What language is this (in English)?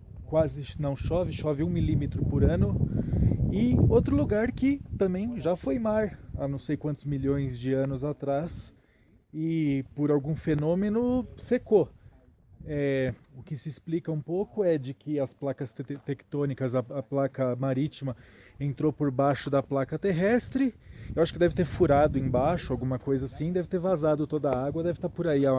Portuguese